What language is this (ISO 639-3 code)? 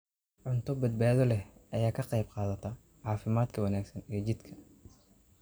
som